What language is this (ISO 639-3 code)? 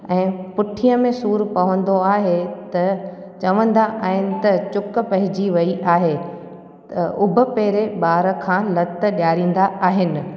snd